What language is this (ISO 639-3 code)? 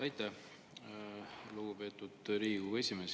est